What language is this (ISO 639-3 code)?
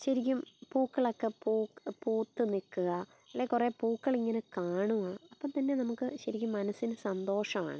mal